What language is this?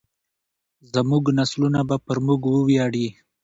Pashto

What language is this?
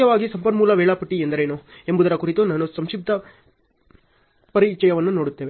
Kannada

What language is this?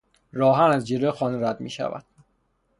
Persian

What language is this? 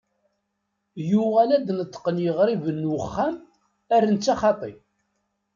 Kabyle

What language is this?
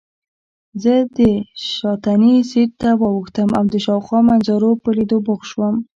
Pashto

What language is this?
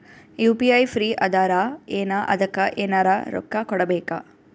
Kannada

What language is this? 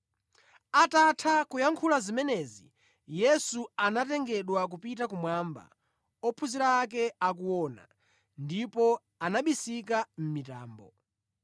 Nyanja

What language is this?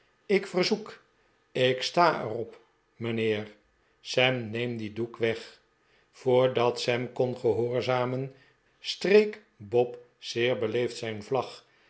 Dutch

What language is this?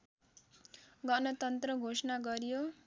Nepali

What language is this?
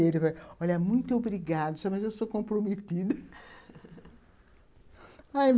Portuguese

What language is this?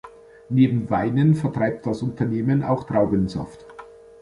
German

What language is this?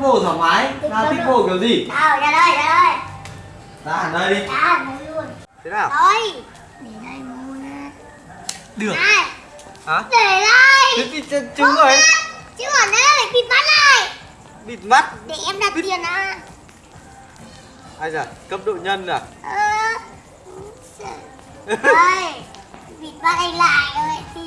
Vietnamese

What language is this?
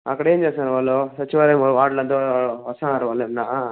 Telugu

